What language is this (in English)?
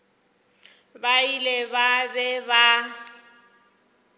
Northern Sotho